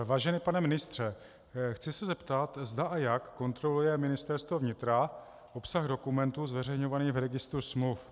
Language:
Czech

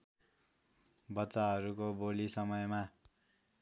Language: Nepali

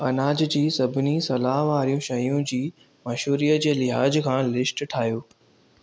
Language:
Sindhi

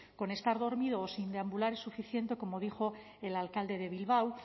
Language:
Spanish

